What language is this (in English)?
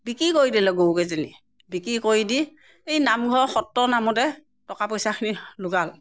Assamese